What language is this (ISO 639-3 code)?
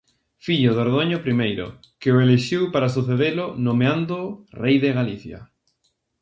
glg